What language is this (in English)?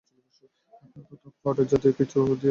Bangla